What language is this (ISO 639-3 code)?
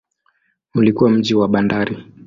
swa